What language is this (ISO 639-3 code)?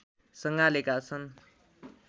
nep